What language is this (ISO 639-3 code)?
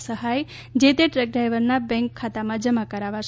guj